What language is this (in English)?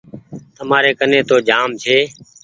Goaria